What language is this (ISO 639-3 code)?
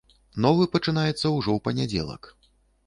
bel